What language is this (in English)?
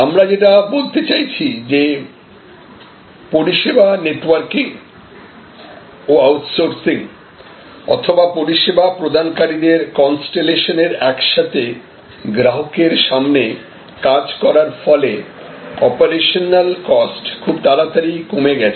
Bangla